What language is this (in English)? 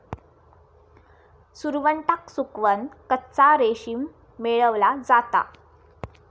Marathi